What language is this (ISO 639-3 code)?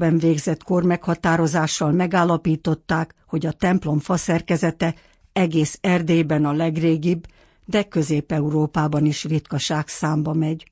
hun